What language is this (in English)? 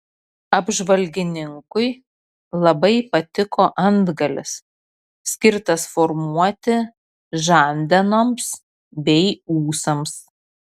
Lithuanian